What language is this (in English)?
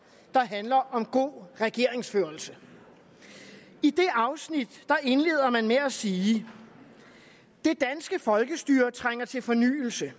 Danish